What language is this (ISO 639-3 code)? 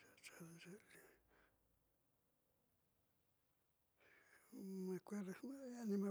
mxy